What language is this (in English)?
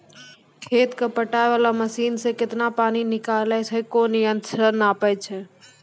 Maithili